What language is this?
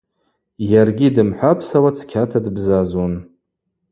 Abaza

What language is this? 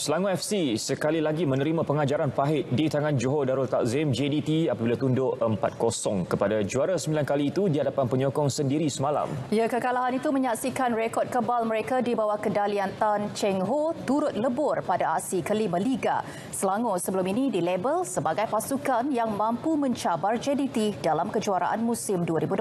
Malay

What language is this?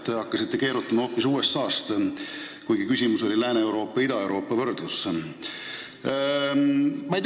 Estonian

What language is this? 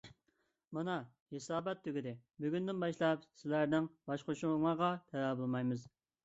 Uyghur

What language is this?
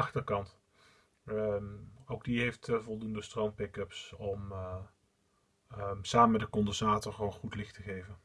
Dutch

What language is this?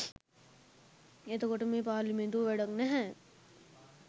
Sinhala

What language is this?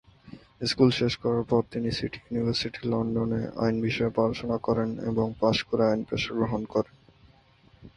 Bangla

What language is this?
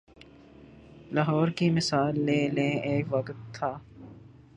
Urdu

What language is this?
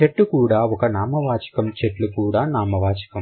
Telugu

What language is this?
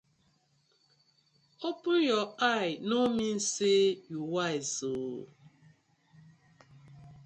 Nigerian Pidgin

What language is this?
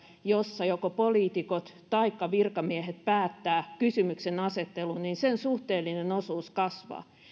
Finnish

